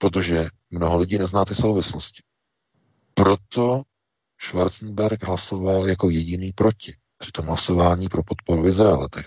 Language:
Czech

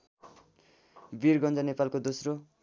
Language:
Nepali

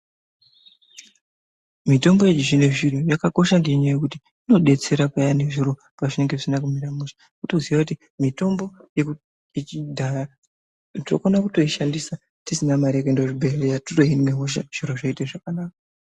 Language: Ndau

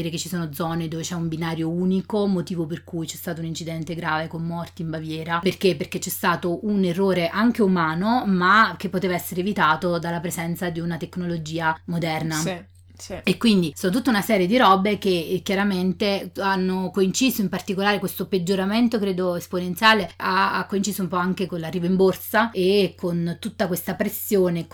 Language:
Italian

